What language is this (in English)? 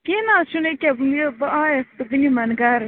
Kashmiri